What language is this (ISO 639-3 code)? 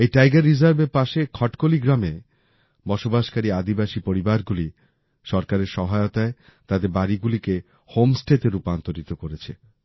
ben